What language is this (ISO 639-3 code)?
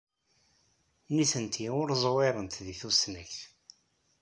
kab